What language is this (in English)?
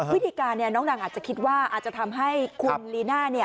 Thai